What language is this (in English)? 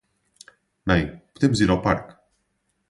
Portuguese